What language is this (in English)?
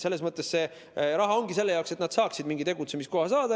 Estonian